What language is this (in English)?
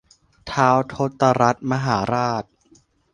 Thai